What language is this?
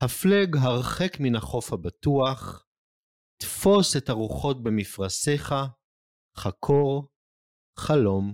Hebrew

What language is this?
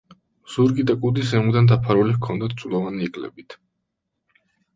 Georgian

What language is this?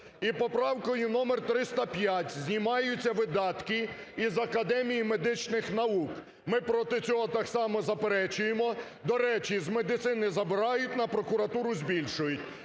Ukrainian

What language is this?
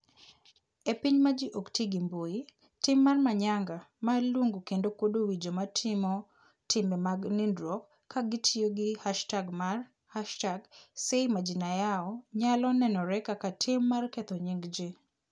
Luo (Kenya and Tanzania)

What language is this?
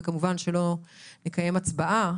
Hebrew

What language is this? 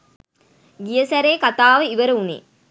Sinhala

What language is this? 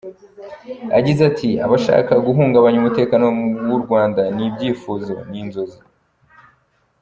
Kinyarwanda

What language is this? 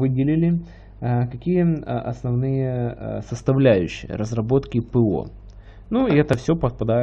Russian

